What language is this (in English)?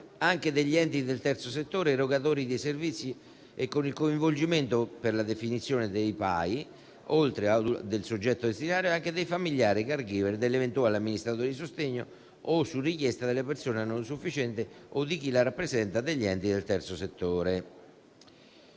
Italian